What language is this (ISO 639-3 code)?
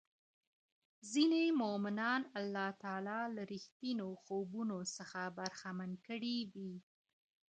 pus